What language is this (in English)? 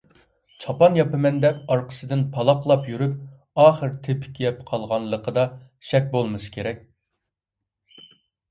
Uyghur